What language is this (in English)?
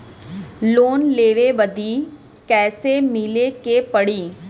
Bhojpuri